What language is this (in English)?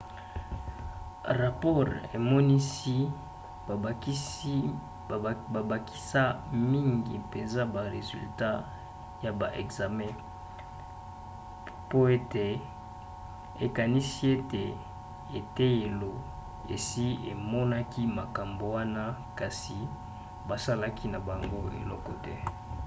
Lingala